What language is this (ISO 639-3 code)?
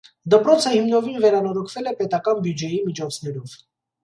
hye